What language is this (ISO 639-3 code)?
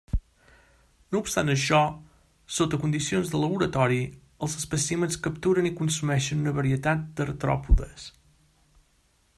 cat